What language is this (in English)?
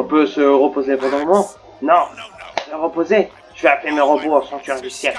French